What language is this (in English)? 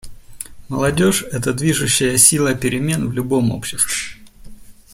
Russian